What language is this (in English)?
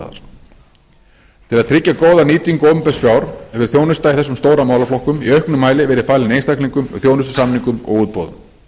Icelandic